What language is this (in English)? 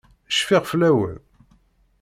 Kabyle